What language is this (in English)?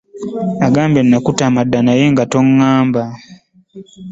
Ganda